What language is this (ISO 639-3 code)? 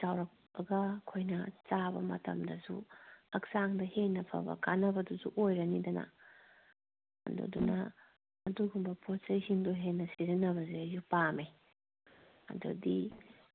mni